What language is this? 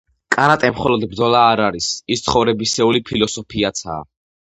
Georgian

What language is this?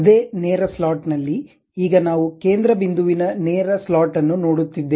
Kannada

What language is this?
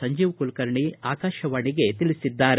Kannada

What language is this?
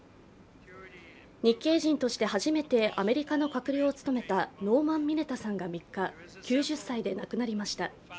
Japanese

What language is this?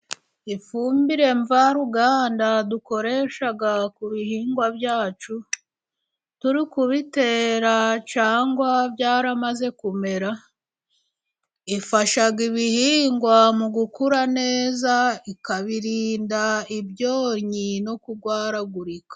Kinyarwanda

